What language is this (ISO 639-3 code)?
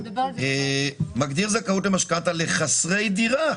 heb